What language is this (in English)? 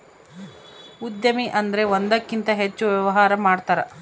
Kannada